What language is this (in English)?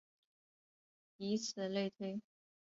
Chinese